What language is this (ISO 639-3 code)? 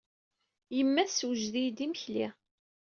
kab